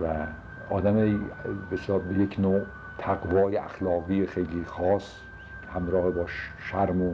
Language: Persian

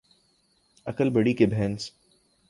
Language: Urdu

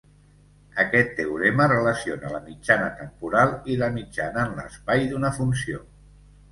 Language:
Catalan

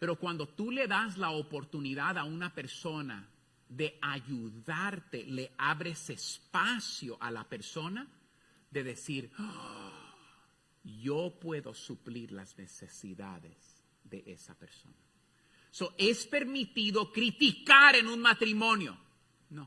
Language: Spanish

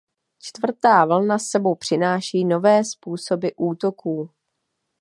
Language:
Czech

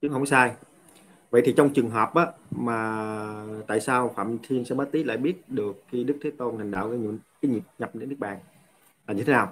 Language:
Vietnamese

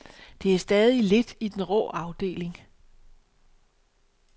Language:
Danish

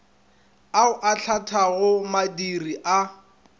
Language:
Northern Sotho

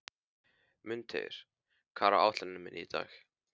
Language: Icelandic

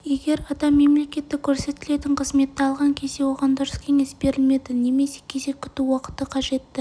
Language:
Kazakh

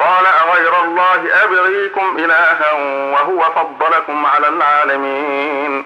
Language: Arabic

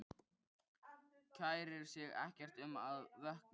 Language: Icelandic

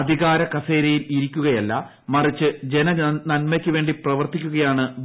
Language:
Malayalam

